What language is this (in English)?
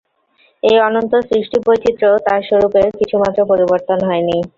Bangla